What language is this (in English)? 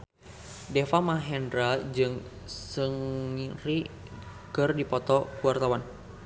Sundanese